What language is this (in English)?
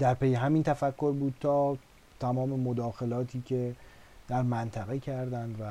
Persian